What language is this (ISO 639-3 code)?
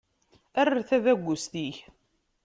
kab